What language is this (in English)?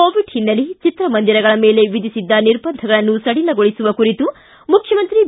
Kannada